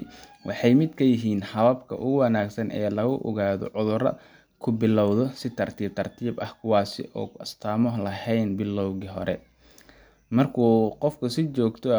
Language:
Somali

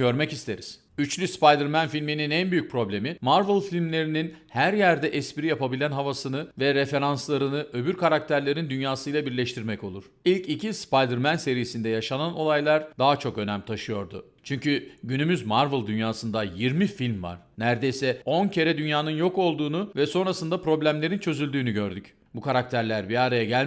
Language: Turkish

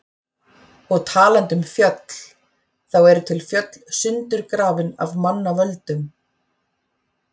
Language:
Icelandic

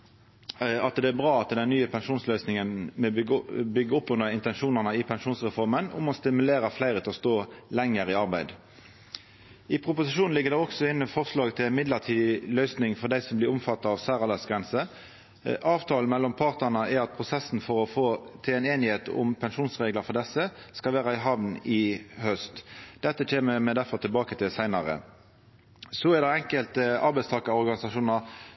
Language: Norwegian Nynorsk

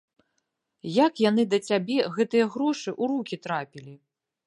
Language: Belarusian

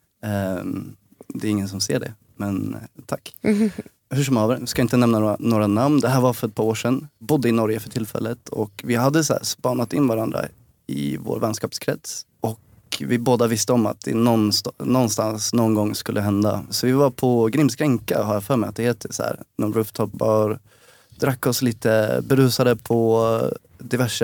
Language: Swedish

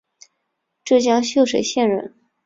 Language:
Chinese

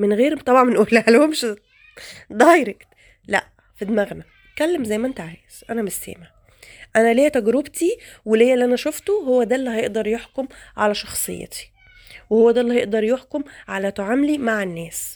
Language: Arabic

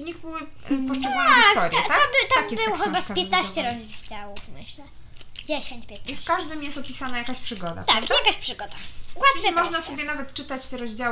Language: Polish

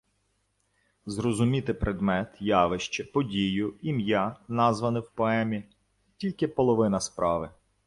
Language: Ukrainian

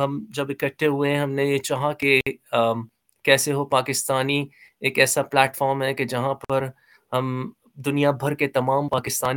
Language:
Urdu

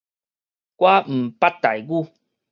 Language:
Min Nan Chinese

